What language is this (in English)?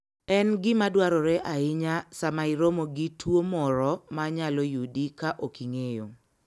Luo (Kenya and Tanzania)